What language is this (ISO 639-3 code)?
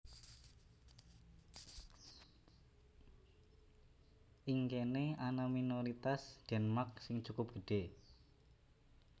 jav